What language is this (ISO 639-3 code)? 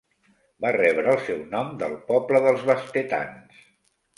cat